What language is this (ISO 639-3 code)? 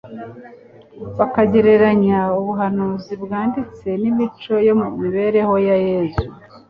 kin